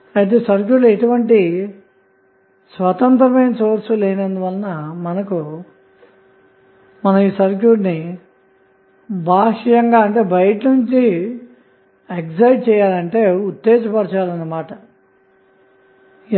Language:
Telugu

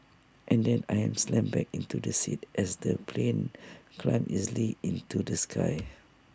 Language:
English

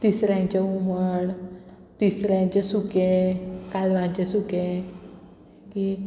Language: Konkani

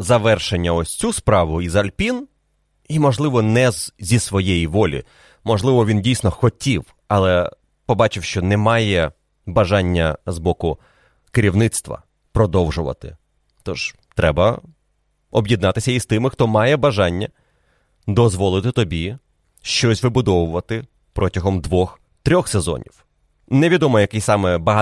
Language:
Ukrainian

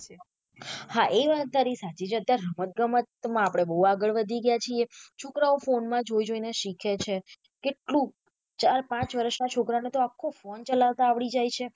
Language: Gujarati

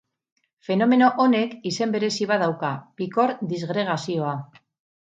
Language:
Basque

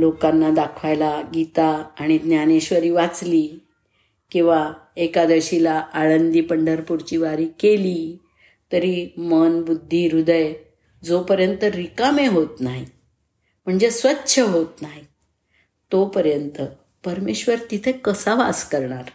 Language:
Marathi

